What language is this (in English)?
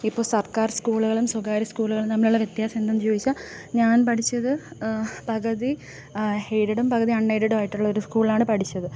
Malayalam